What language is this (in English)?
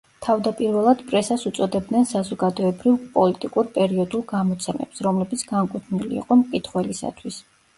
Georgian